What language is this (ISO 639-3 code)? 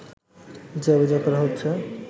ben